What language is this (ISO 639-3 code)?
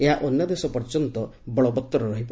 ori